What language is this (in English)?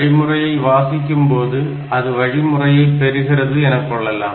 Tamil